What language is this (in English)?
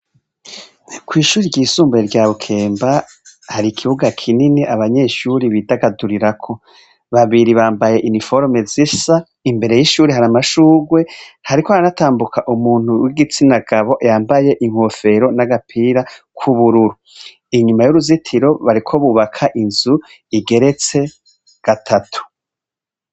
Rundi